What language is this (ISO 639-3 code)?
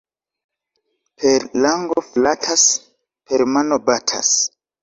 epo